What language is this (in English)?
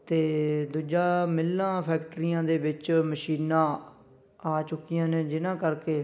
Punjabi